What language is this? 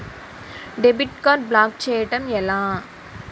Telugu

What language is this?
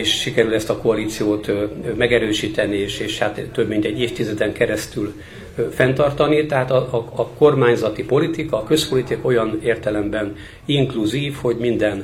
Hungarian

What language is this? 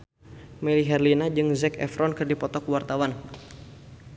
Sundanese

